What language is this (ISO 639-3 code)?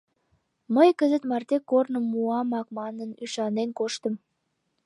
chm